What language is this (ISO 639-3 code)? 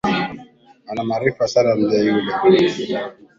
swa